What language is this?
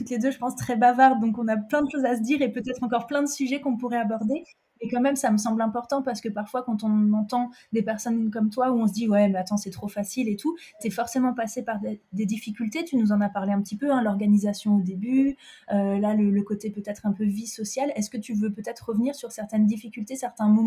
French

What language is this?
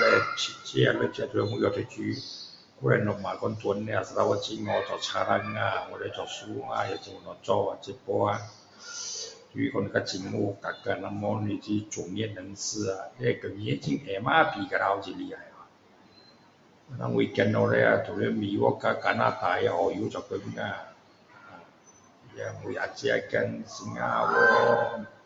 Min Dong Chinese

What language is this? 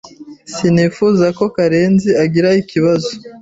Kinyarwanda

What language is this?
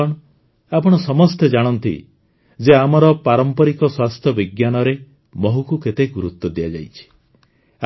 Odia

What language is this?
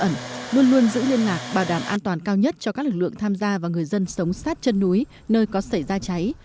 Vietnamese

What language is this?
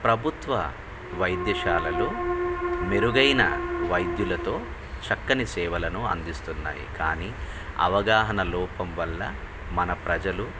Telugu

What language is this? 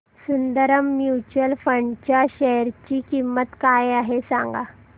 Marathi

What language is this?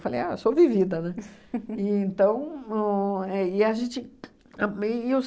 Portuguese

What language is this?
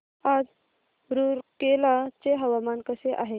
Marathi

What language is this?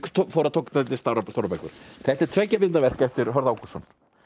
Icelandic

